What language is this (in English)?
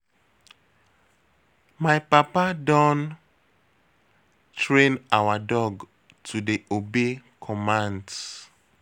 Nigerian Pidgin